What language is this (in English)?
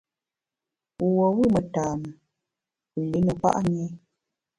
Bamun